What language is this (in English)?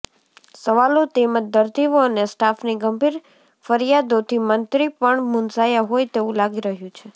Gujarati